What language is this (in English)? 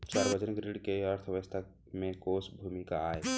Chhattisgarhi